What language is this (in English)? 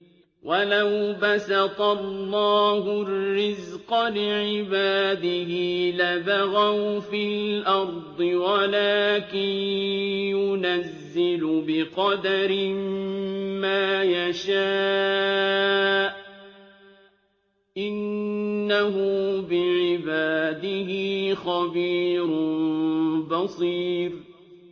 Arabic